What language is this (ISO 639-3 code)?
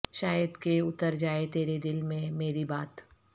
urd